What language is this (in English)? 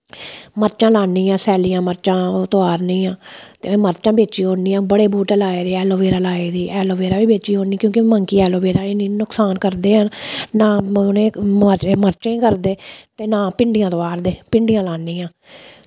Dogri